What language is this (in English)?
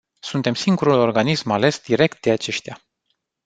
Romanian